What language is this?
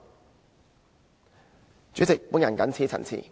Cantonese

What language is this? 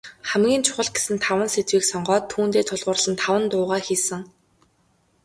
Mongolian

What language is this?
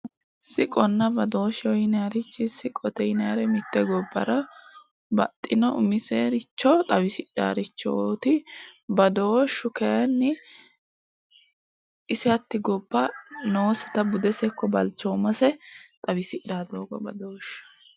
Sidamo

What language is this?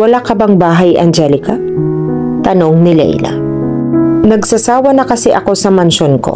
Filipino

